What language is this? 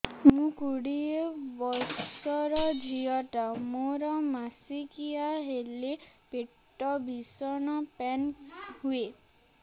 Odia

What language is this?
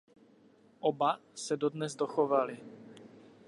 Czech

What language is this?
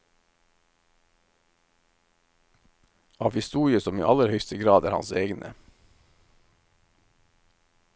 Norwegian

